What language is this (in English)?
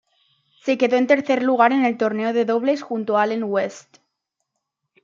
Spanish